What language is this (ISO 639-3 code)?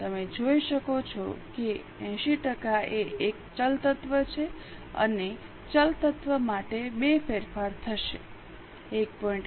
guj